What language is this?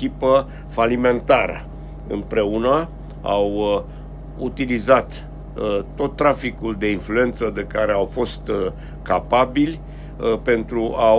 Romanian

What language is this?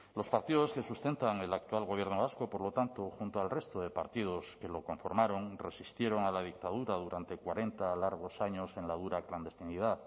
Spanish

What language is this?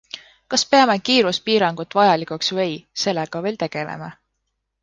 Estonian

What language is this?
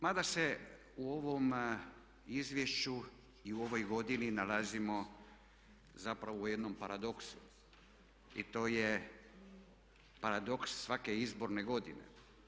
Croatian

